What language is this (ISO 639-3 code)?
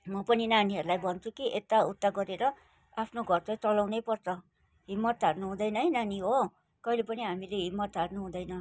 nep